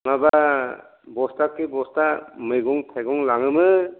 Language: Bodo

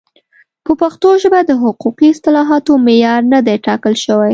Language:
Pashto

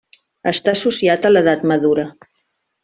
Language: Catalan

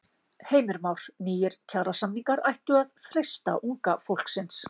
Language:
Icelandic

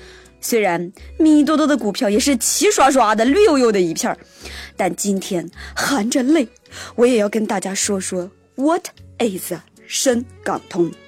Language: Chinese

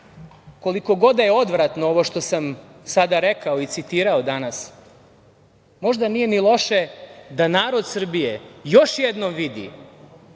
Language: Serbian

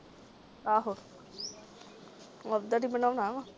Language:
Punjabi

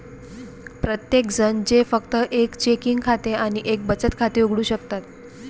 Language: Marathi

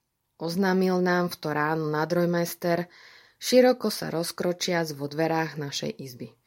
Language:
Slovak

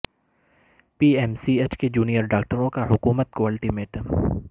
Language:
Urdu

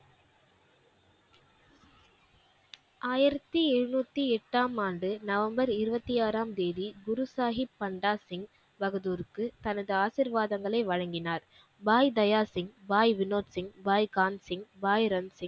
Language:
Tamil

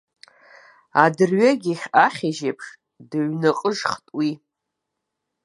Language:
Abkhazian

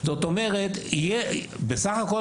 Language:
Hebrew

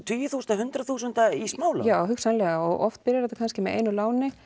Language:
Icelandic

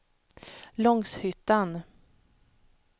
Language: Swedish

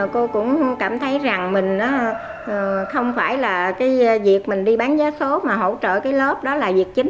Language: Vietnamese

